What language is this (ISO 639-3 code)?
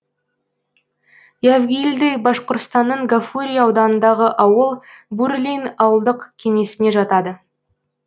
kaz